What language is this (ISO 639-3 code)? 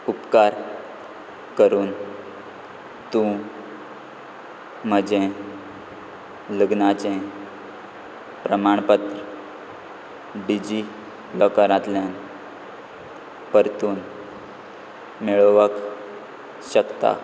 kok